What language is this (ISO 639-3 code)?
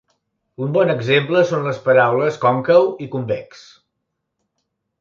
cat